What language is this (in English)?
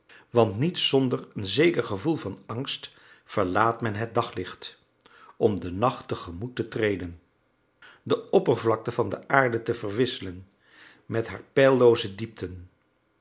Dutch